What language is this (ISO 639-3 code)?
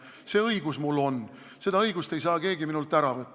est